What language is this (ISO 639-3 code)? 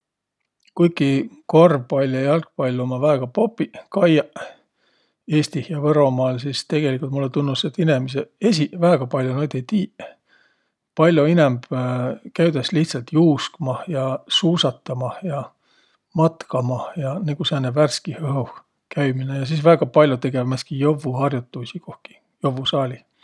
vro